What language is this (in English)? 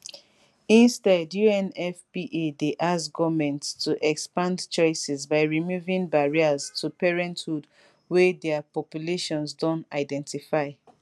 Nigerian Pidgin